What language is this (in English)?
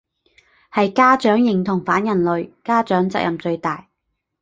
Cantonese